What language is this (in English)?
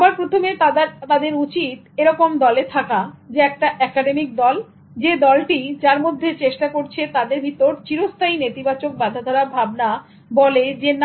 Bangla